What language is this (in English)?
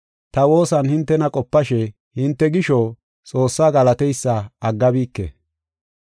Gofa